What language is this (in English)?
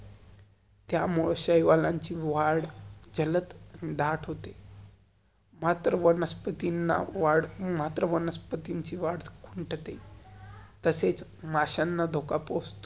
Marathi